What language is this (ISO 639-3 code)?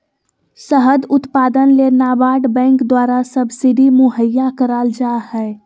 mag